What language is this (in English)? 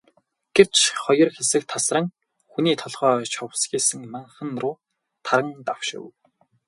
Mongolian